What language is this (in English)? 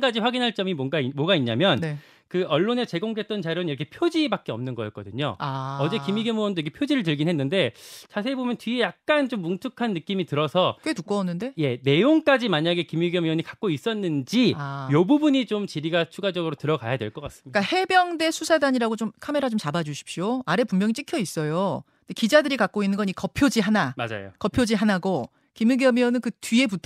Korean